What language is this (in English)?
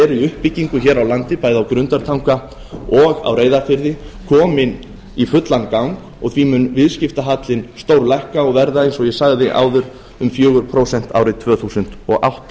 Icelandic